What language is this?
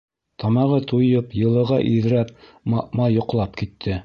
Bashkir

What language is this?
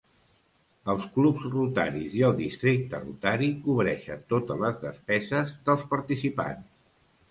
Catalan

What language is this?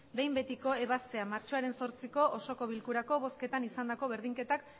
Basque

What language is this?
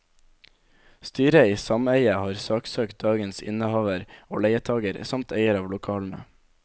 Norwegian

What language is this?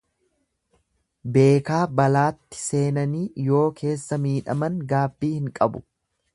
Oromo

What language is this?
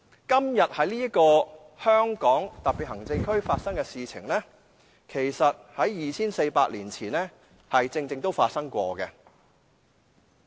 Cantonese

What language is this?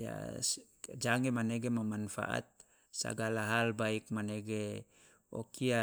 Loloda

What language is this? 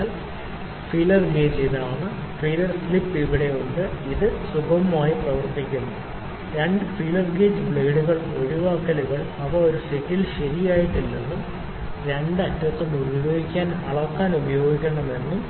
Malayalam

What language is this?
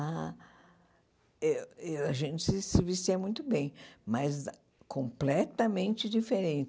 Portuguese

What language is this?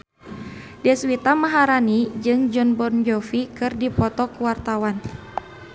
Sundanese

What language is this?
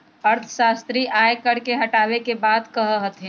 Magahi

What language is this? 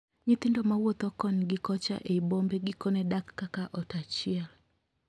Luo (Kenya and Tanzania)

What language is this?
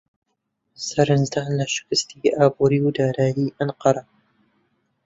Central Kurdish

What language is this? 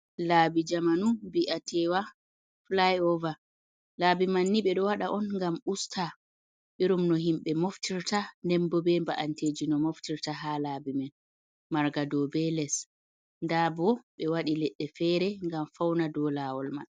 Fula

